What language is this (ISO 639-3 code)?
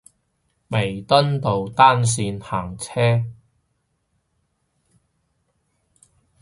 yue